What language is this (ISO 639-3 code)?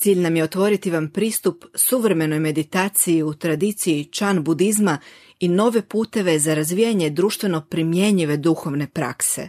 hrv